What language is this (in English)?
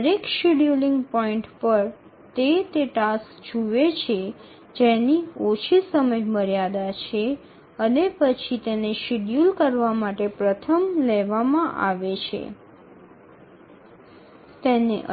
Bangla